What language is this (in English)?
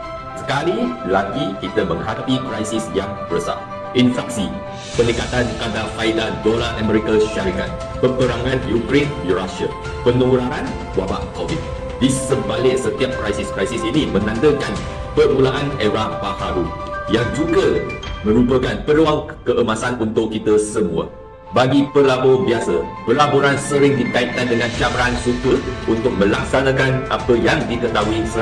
Malay